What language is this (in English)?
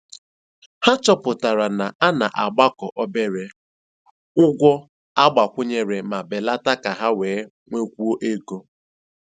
Igbo